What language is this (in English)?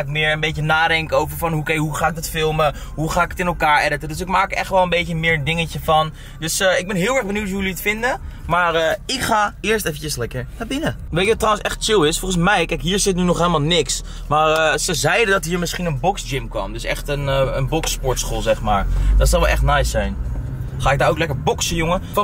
Dutch